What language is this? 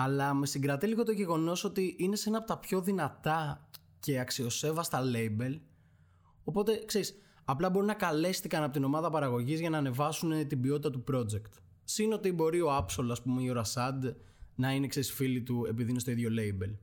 Greek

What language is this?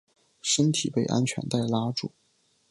Chinese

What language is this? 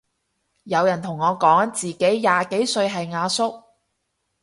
Cantonese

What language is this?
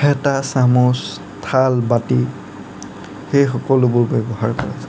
Assamese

